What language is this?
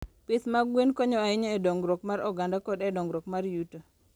Luo (Kenya and Tanzania)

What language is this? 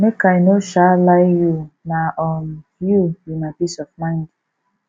Nigerian Pidgin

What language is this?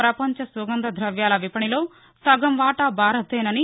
Telugu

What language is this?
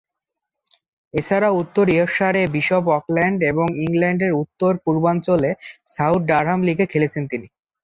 Bangla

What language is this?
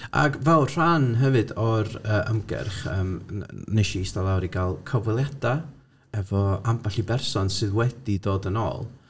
Welsh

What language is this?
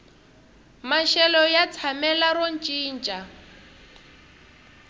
Tsonga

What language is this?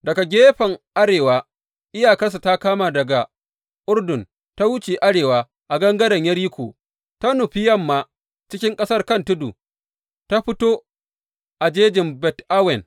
Hausa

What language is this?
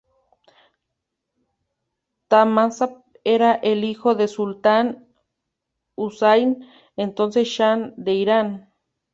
Spanish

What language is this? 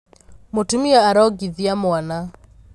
Kikuyu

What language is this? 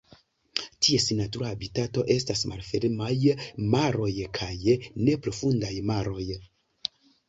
Esperanto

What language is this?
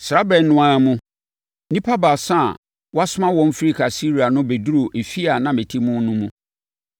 Akan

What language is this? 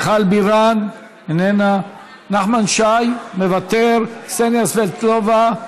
Hebrew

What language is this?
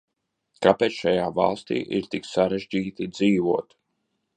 Latvian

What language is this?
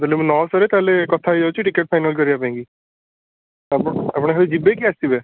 Odia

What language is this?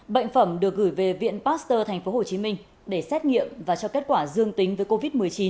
Vietnamese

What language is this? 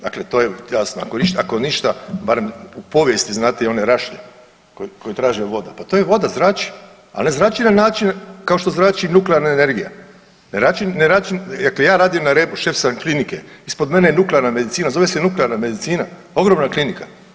Croatian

